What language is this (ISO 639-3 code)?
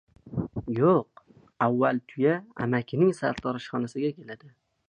uzb